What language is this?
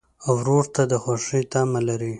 Pashto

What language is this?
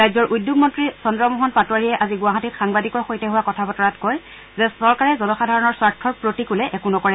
Assamese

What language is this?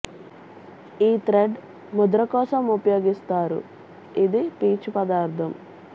Telugu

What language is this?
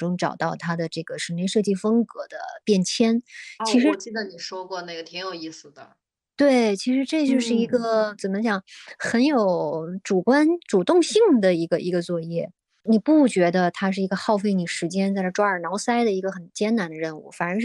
Chinese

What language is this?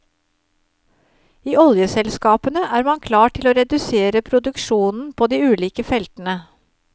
Norwegian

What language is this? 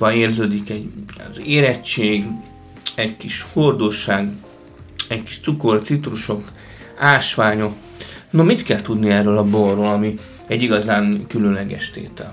Hungarian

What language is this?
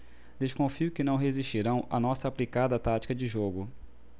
Portuguese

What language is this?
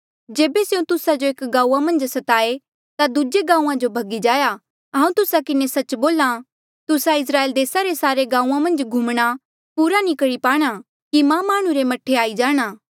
Mandeali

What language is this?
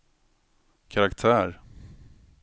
Swedish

